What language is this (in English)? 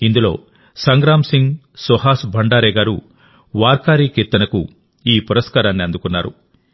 Telugu